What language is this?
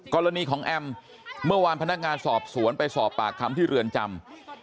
Thai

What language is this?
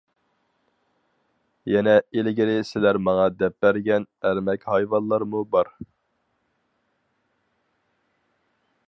Uyghur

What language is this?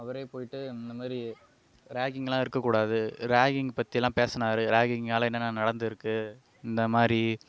Tamil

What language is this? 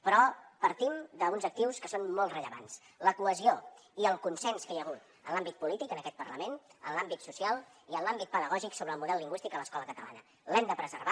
Catalan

